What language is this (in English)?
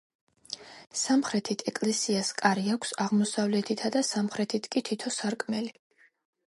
Georgian